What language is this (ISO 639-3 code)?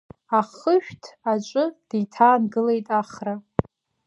abk